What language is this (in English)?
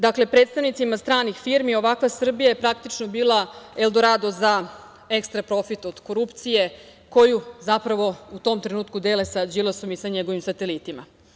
Serbian